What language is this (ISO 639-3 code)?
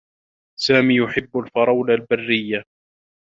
ara